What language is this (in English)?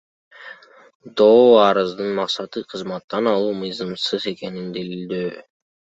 Kyrgyz